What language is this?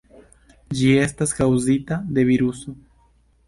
Esperanto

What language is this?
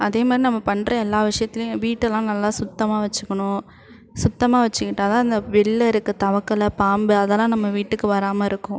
Tamil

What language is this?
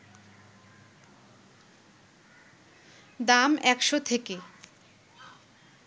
Bangla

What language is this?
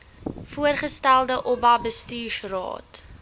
Afrikaans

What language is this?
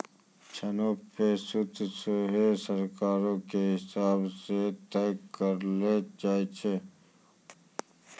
Maithili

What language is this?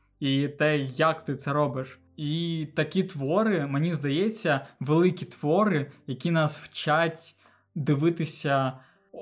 Ukrainian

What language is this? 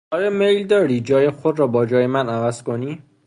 Persian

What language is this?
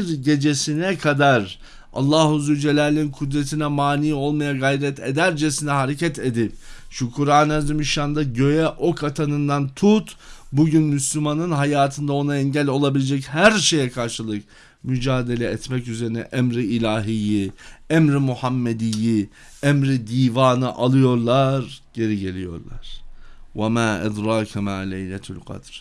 Turkish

